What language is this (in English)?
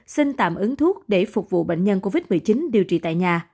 Vietnamese